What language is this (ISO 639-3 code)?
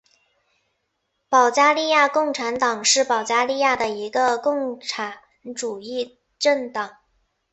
zho